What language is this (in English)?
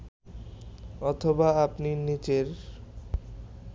Bangla